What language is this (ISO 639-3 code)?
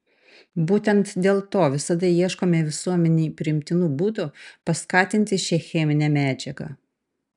lit